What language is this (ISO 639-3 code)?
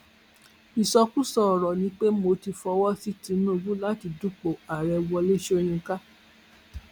yor